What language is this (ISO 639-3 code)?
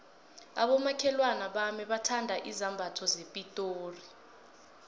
nbl